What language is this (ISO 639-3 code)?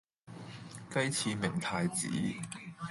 yue